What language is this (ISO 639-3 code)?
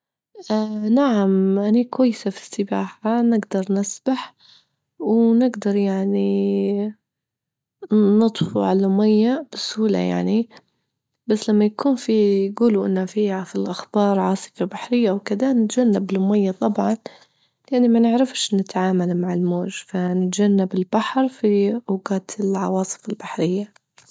ayl